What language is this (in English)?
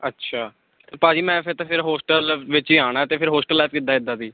Punjabi